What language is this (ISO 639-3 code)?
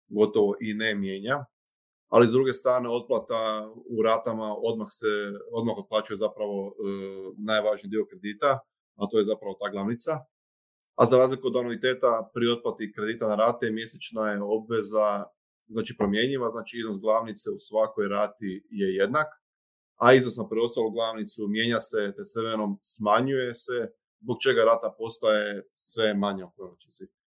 hrv